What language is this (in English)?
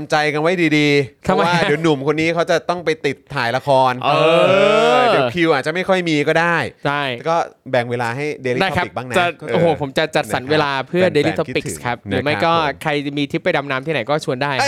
Thai